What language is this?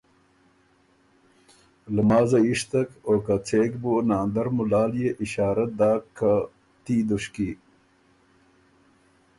Ormuri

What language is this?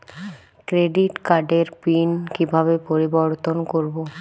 Bangla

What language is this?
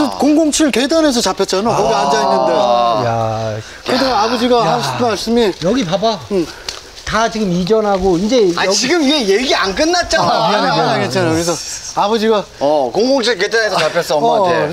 Korean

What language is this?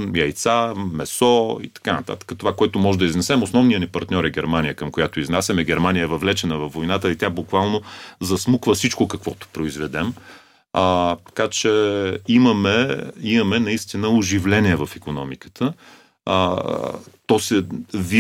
Bulgarian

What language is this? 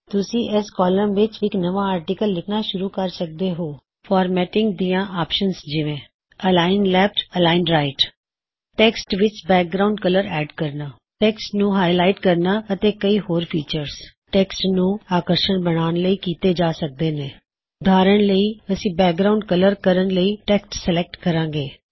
Punjabi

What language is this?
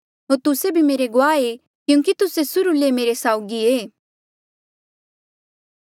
Mandeali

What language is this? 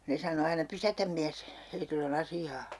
Finnish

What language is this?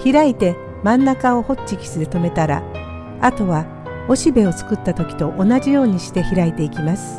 Japanese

